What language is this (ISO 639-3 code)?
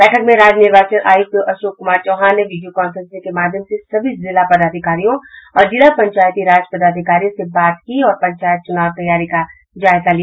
hin